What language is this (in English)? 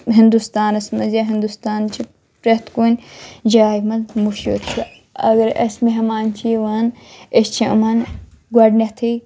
Kashmiri